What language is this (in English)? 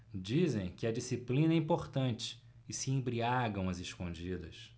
Portuguese